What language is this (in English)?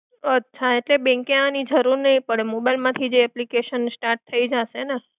Gujarati